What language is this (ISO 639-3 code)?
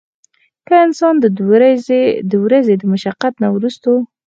pus